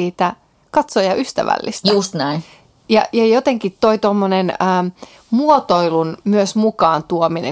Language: Finnish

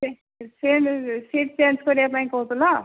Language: Odia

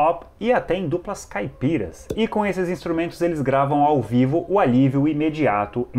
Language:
Portuguese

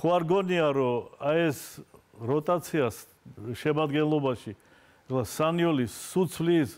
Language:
Romanian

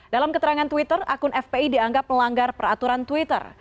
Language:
Indonesian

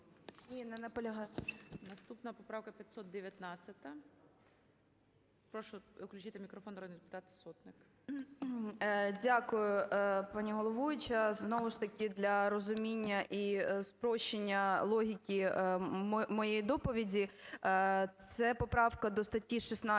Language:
Ukrainian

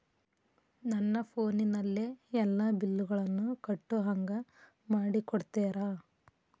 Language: Kannada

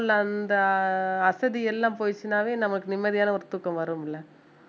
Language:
Tamil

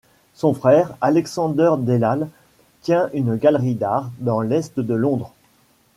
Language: French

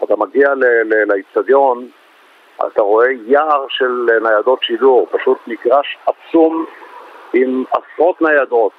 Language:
Hebrew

